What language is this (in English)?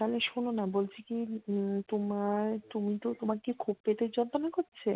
Bangla